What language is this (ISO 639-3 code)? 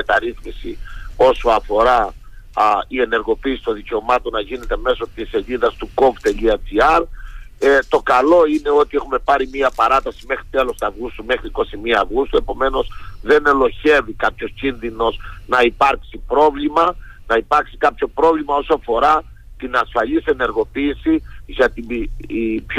ell